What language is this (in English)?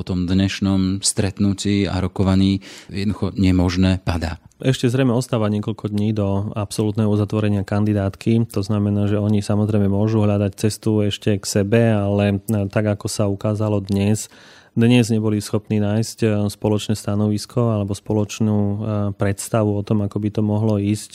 Slovak